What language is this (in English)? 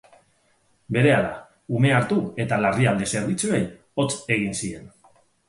Basque